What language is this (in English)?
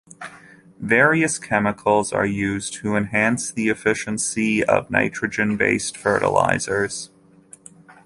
English